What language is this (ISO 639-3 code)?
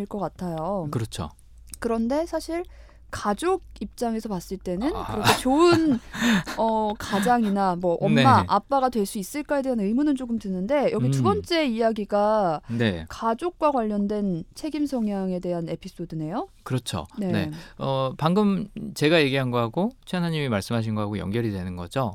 kor